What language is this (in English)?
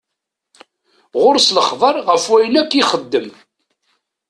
Kabyle